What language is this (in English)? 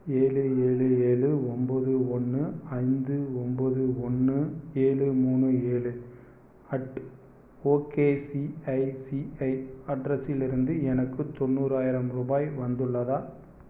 Tamil